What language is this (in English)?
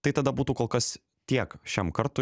Lithuanian